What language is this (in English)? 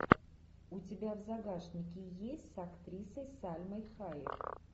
Russian